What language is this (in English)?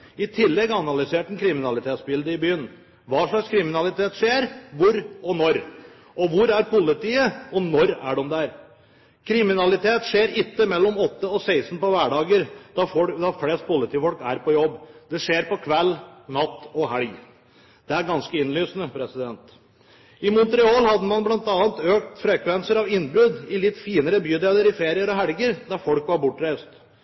Norwegian Bokmål